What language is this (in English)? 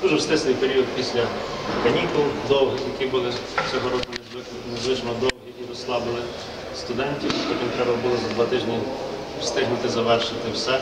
Ukrainian